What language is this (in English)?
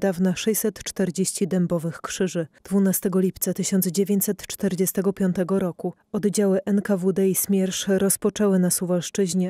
Polish